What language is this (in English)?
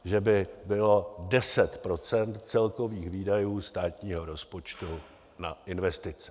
Czech